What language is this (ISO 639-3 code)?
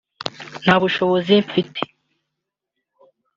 kin